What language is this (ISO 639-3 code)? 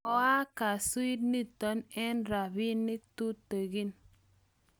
kln